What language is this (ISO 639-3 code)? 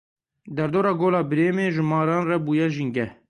kur